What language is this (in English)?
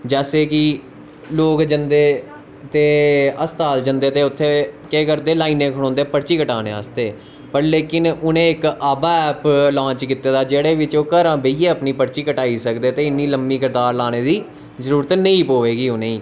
Dogri